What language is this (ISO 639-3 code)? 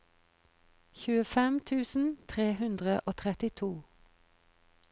nor